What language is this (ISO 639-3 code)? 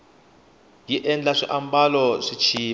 tso